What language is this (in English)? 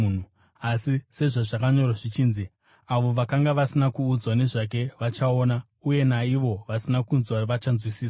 Shona